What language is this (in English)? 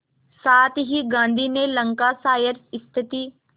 Hindi